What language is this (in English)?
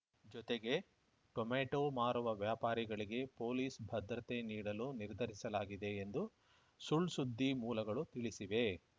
Kannada